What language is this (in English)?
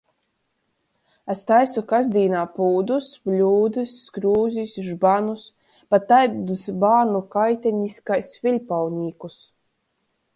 Latgalian